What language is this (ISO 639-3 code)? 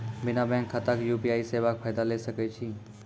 mai